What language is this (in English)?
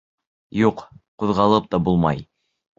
Bashkir